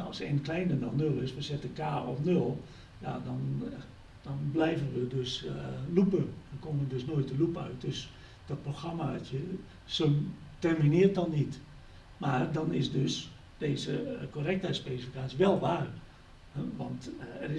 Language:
Dutch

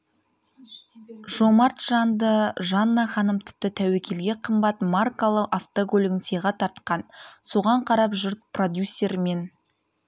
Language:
Kazakh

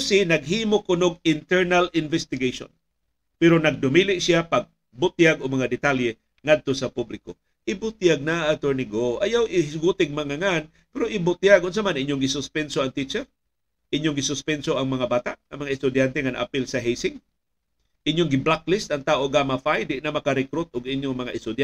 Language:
Filipino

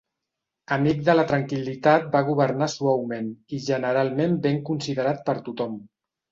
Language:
Catalan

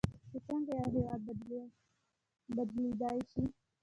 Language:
Pashto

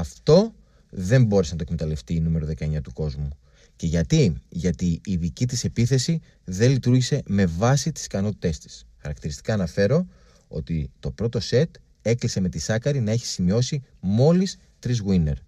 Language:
Greek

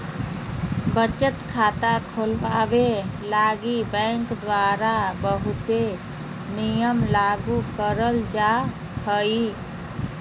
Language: Magahi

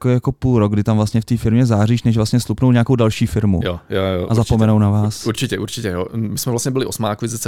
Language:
Czech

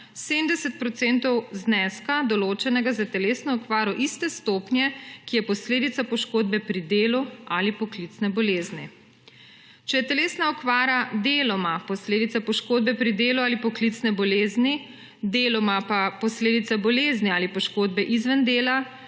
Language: Slovenian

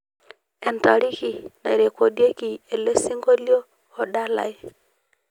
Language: Masai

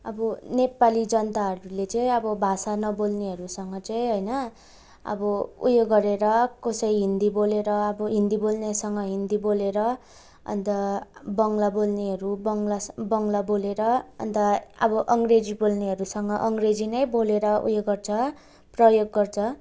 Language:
Nepali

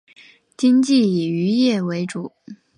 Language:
Chinese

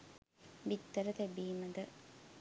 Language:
Sinhala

